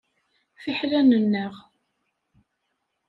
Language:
Kabyle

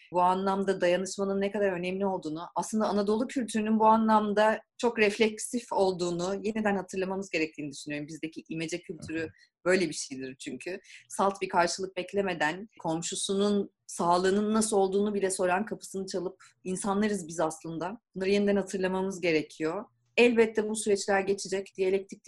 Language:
Turkish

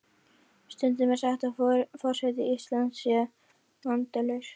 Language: Icelandic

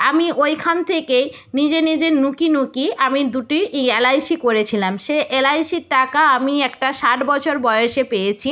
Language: Bangla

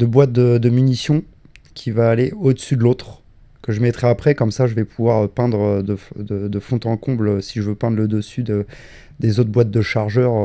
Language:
French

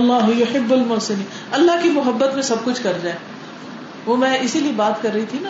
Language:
Urdu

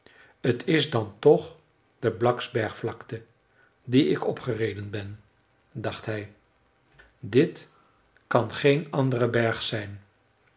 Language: Dutch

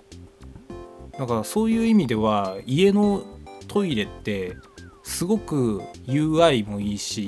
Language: Japanese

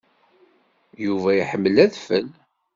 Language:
Kabyle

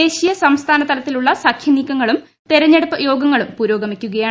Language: Malayalam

